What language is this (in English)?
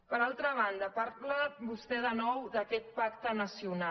Catalan